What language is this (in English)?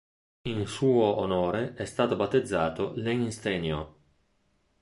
Italian